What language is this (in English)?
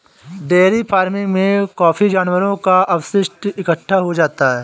Hindi